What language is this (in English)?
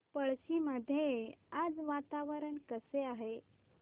Marathi